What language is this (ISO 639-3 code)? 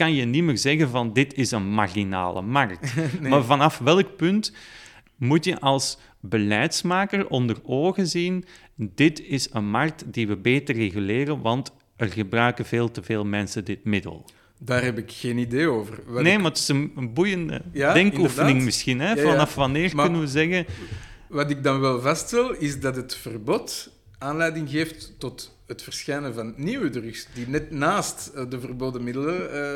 nld